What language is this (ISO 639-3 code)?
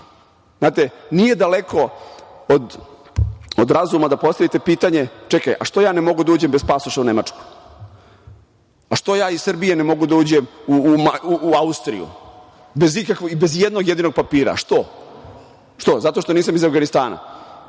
srp